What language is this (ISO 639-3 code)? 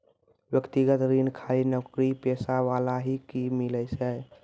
mai